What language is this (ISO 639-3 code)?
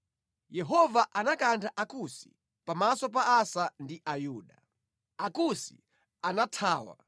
nya